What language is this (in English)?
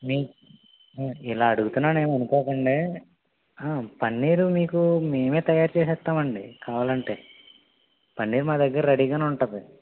Telugu